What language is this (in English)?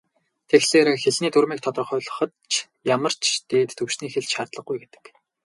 Mongolian